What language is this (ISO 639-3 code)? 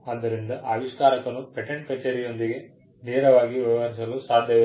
kan